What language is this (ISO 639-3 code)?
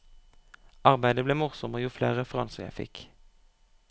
nor